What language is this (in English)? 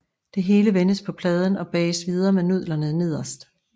Danish